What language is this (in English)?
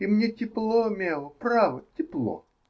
Russian